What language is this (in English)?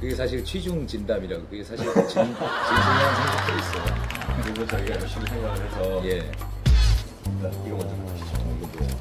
Korean